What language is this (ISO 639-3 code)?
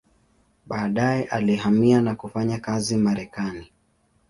swa